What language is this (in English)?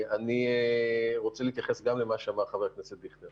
Hebrew